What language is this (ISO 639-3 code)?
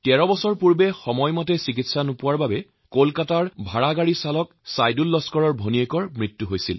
asm